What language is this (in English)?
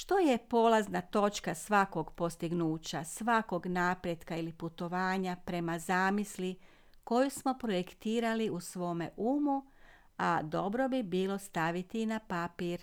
Croatian